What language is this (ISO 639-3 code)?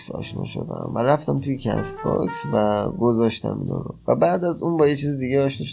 fas